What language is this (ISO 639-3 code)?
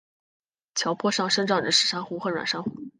zho